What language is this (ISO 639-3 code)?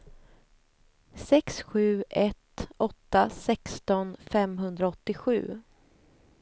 swe